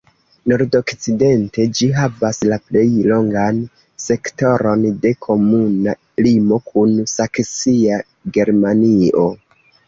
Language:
Esperanto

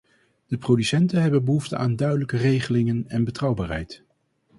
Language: Dutch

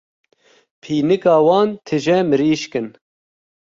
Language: Kurdish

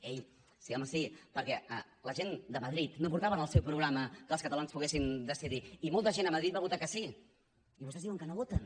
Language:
Catalan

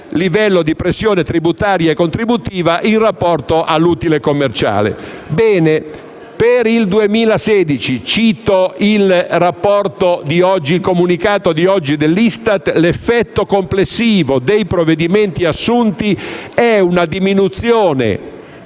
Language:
Italian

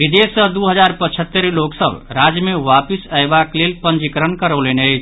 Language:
Maithili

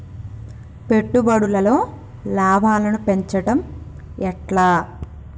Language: Telugu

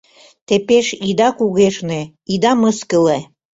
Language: Mari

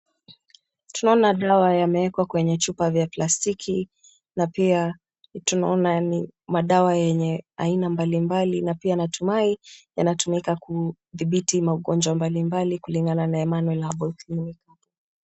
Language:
Swahili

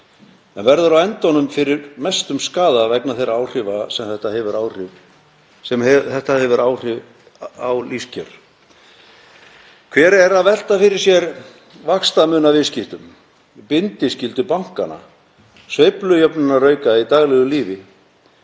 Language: Icelandic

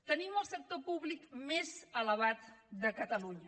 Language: Catalan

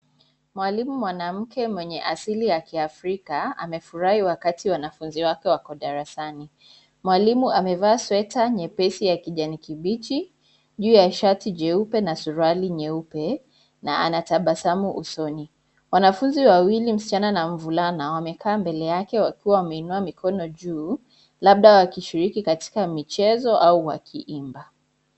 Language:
Swahili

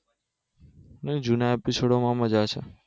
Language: Gujarati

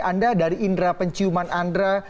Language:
Indonesian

